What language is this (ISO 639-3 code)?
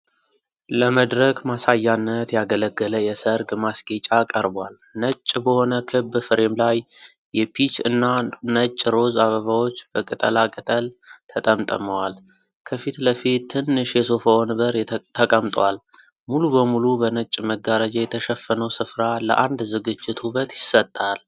amh